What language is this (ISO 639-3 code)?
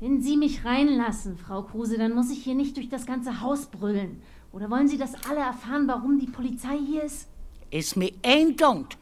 deu